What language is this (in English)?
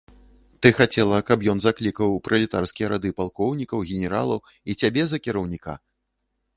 Belarusian